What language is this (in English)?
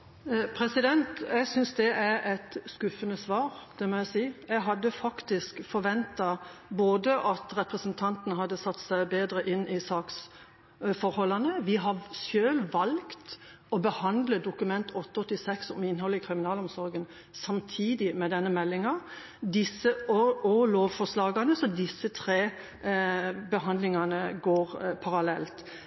Norwegian Bokmål